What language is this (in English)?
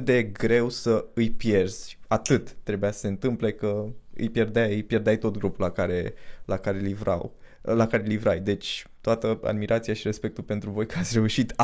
Romanian